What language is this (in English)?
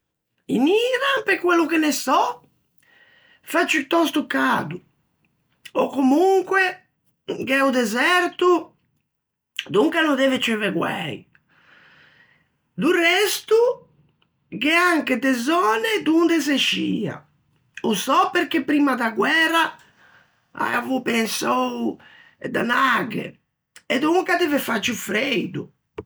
Ligurian